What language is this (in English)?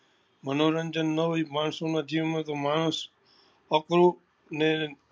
Gujarati